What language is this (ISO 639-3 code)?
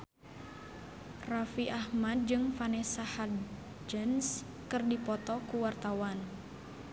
sun